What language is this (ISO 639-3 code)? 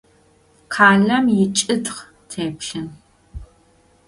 ady